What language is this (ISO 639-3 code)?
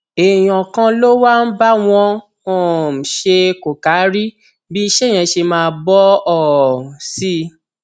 yor